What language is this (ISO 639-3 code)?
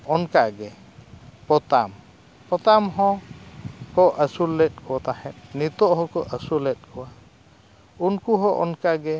sat